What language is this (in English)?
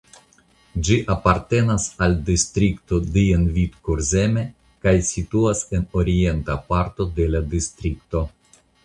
Esperanto